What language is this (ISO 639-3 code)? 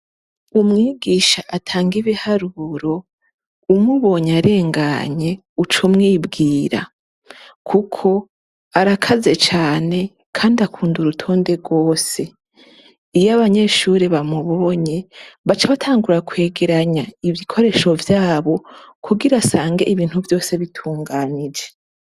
run